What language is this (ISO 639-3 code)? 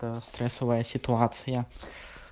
rus